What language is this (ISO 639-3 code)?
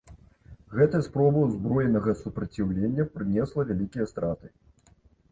bel